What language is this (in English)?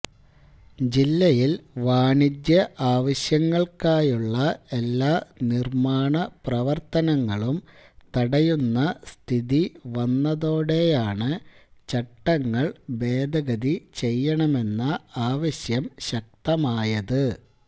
Malayalam